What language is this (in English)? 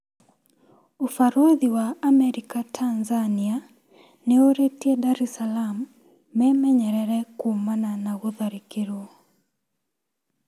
Kikuyu